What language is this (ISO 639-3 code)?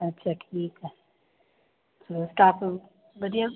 pan